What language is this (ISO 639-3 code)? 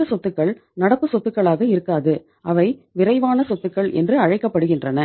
tam